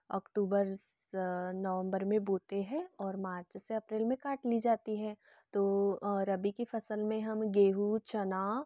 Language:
Hindi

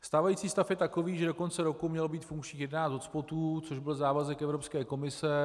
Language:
Czech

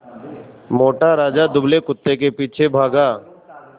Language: Hindi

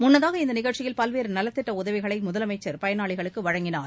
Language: Tamil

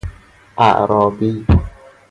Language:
Persian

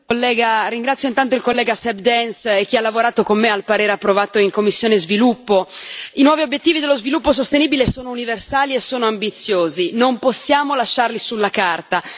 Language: Italian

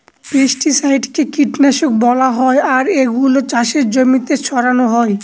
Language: Bangla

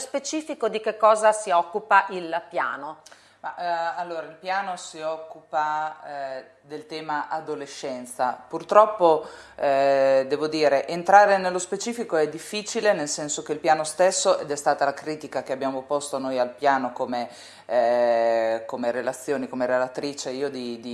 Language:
Italian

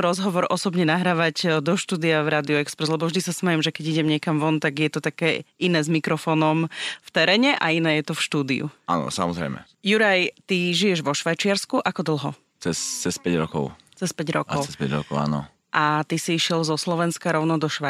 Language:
Slovak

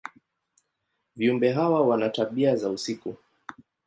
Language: Swahili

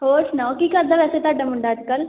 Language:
Punjabi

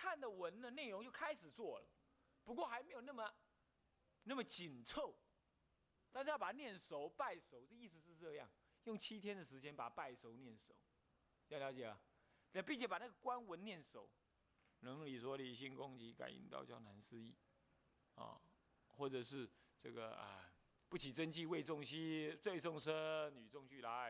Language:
Chinese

